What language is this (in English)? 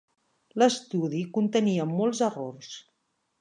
Catalan